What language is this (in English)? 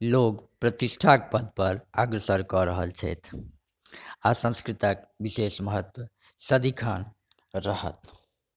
Maithili